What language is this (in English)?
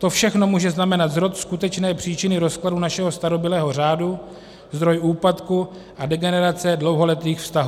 Czech